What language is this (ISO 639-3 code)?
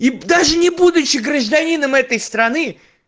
rus